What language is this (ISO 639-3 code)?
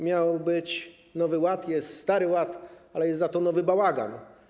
pol